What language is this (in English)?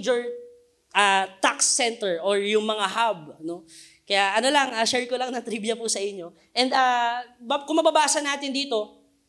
Filipino